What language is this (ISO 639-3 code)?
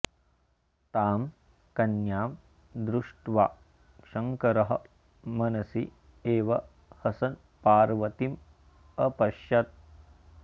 san